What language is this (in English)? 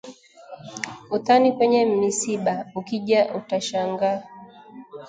Swahili